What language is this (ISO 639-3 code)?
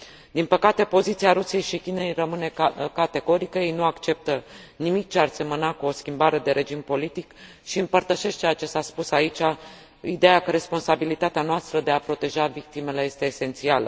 ron